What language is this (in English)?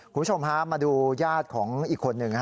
Thai